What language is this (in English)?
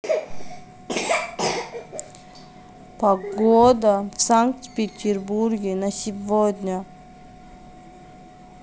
Russian